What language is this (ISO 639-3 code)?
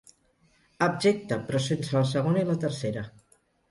cat